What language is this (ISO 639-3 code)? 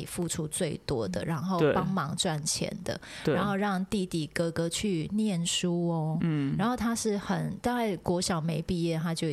zho